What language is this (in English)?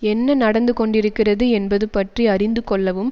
Tamil